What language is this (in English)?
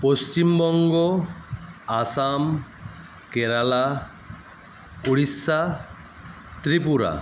Bangla